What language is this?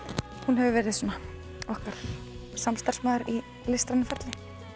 Icelandic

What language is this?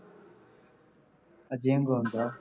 Punjabi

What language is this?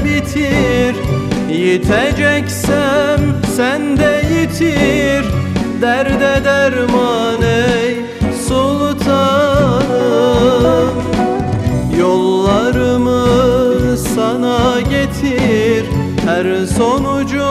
Turkish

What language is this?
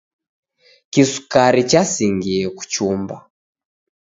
Taita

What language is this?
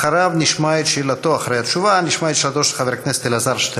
Hebrew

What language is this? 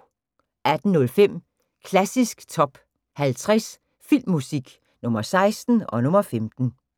Danish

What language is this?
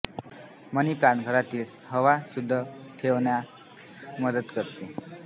Marathi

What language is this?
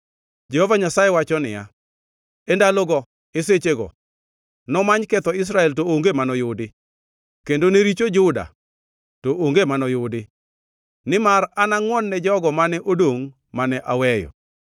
Luo (Kenya and Tanzania)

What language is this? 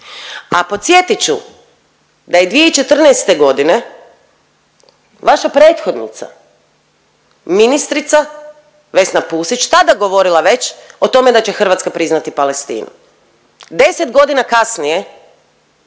Croatian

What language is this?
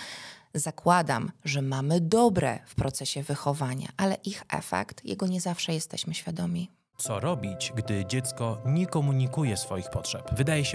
Polish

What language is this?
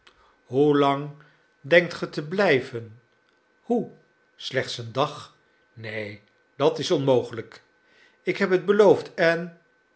Dutch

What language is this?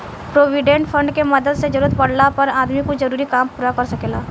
Bhojpuri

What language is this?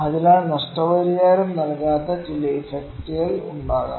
Malayalam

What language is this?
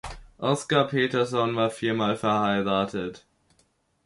German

